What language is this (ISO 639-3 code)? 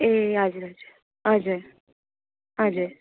nep